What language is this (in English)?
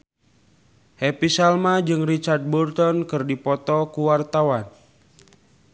Sundanese